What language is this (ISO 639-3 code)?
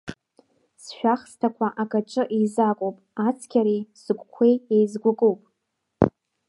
abk